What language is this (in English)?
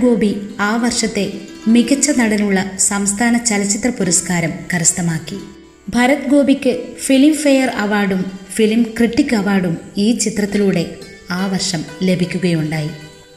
Malayalam